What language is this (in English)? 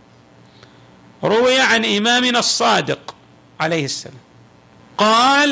Arabic